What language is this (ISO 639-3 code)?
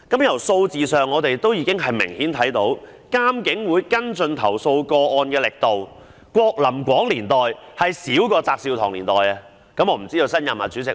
yue